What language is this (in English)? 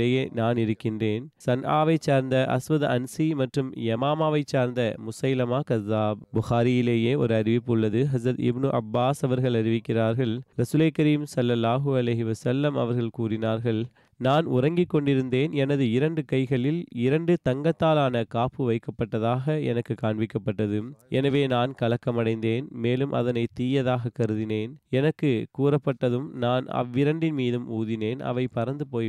Tamil